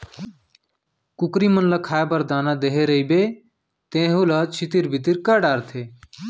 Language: Chhattisgarhi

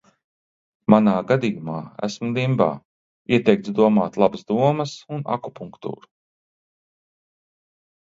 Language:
Latvian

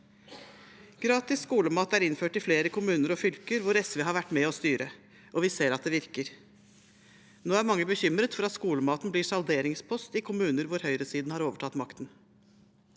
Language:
Norwegian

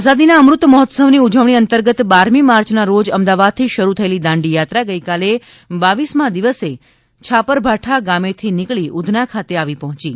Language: Gujarati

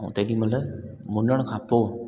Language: Sindhi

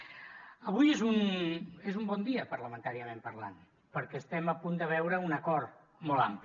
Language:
Catalan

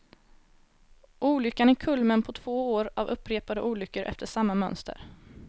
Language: Swedish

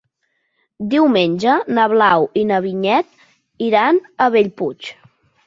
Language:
Catalan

